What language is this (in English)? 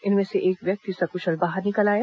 Hindi